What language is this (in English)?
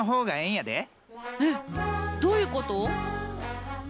Japanese